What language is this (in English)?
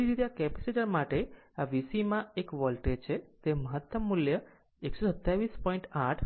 Gujarati